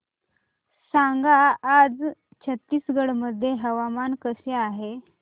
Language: Marathi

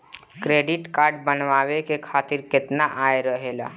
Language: Bhojpuri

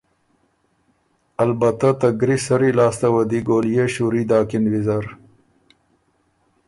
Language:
Ormuri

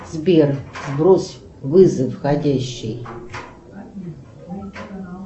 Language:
Russian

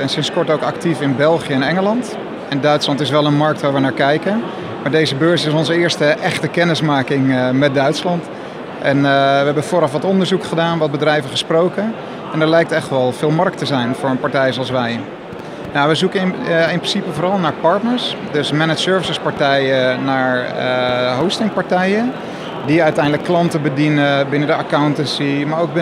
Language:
Dutch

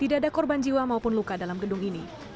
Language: Indonesian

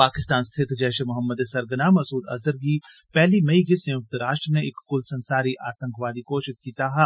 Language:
Dogri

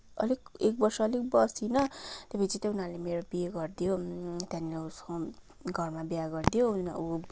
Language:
Nepali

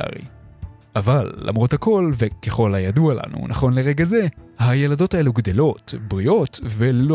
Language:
Hebrew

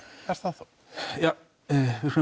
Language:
Icelandic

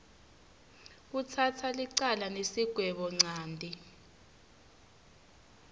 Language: Swati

